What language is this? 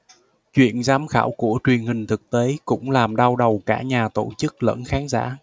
Vietnamese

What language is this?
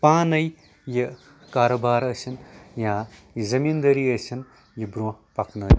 Kashmiri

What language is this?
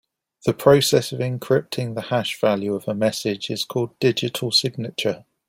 English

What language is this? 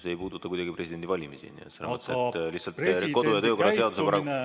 Estonian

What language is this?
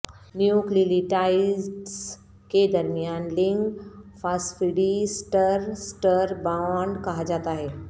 Urdu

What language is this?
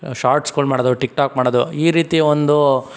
Kannada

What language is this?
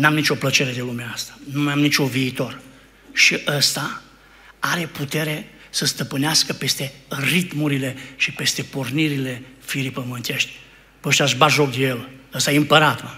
Romanian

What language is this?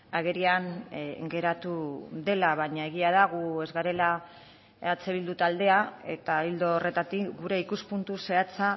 Basque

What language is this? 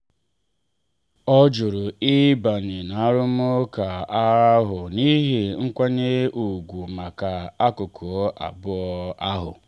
Igbo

